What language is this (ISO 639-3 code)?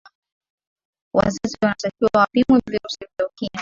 swa